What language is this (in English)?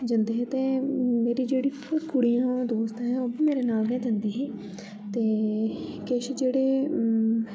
Dogri